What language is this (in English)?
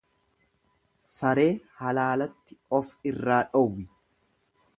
Oromo